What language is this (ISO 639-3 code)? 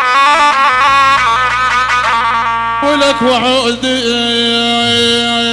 ara